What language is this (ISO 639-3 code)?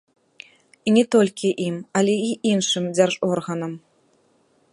bel